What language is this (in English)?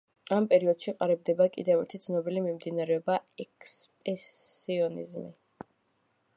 Georgian